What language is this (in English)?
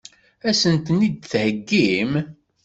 Kabyle